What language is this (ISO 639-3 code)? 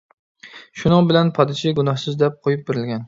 uig